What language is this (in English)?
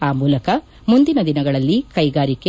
Kannada